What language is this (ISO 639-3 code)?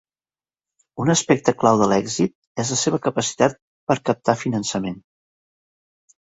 cat